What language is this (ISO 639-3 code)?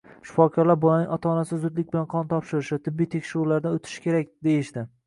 uzb